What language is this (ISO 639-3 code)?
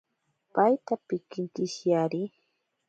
prq